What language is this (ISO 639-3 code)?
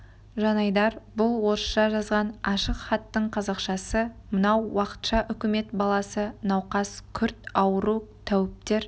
kaz